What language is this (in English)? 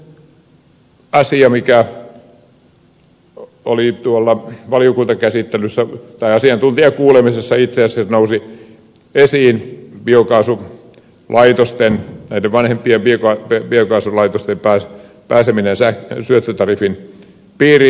Finnish